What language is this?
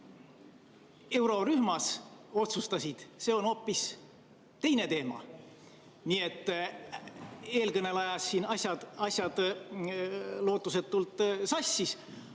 Estonian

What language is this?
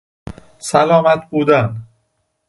Persian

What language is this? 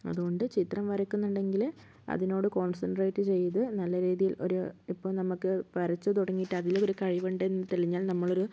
Malayalam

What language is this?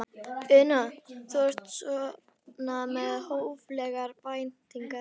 Icelandic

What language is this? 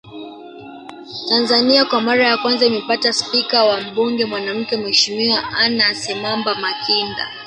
Swahili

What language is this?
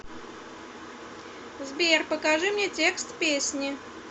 Russian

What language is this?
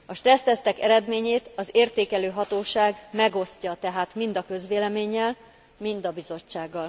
Hungarian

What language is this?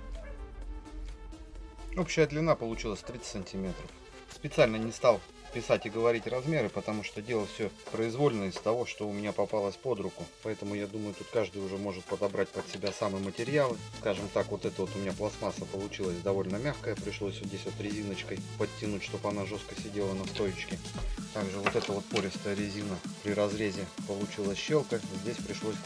Russian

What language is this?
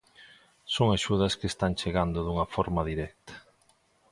Galician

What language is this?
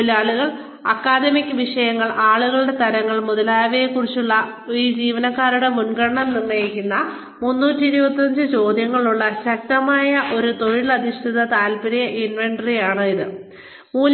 Malayalam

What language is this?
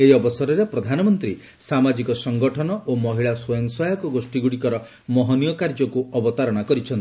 Odia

